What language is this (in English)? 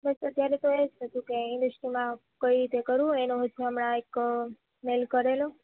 Gujarati